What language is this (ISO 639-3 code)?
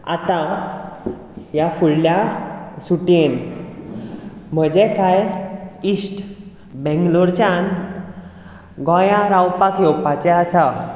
kok